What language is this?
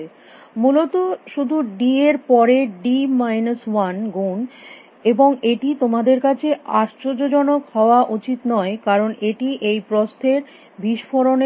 Bangla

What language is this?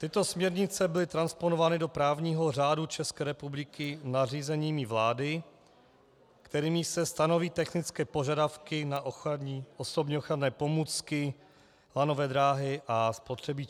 Czech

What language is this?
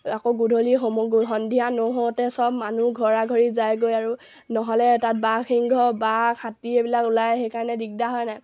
Assamese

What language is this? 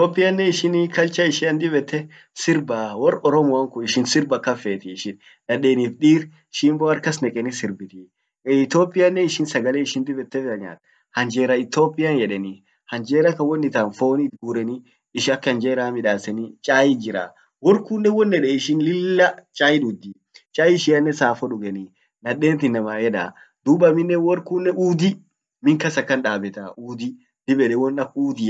Orma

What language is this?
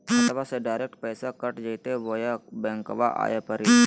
Magahi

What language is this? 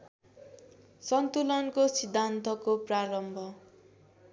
Nepali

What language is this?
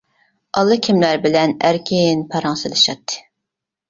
Uyghur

